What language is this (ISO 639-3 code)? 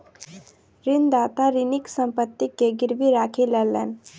mai